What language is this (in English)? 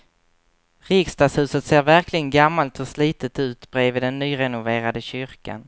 Swedish